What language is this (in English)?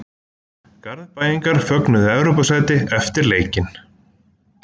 Icelandic